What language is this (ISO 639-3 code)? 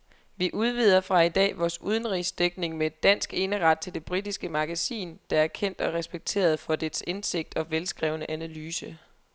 dan